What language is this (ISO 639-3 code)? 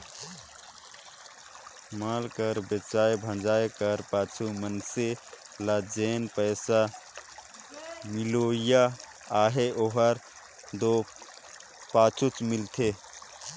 hne